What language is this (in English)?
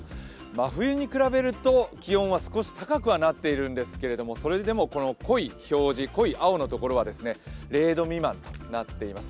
Japanese